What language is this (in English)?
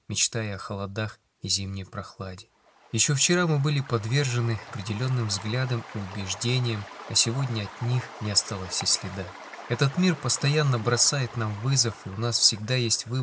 Russian